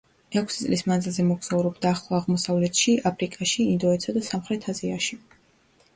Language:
Georgian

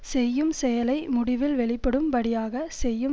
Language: Tamil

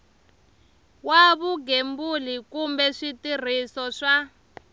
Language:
Tsonga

